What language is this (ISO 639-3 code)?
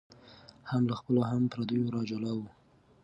pus